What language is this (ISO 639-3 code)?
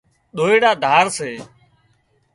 kxp